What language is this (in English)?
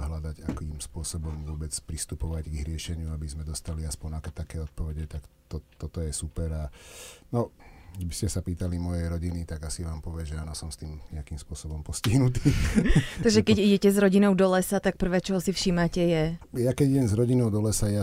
Slovak